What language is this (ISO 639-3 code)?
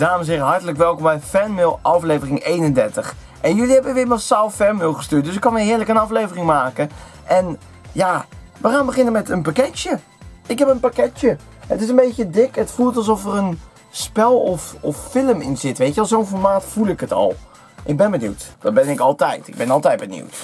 nld